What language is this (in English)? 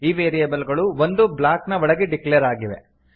Kannada